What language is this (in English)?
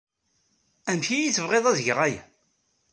Kabyle